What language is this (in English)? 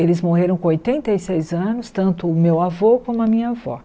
Portuguese